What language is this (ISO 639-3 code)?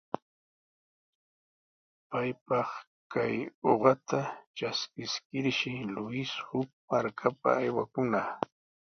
qws